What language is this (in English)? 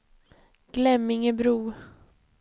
Swedish